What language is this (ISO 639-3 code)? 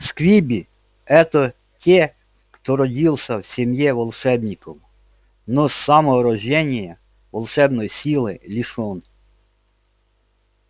rus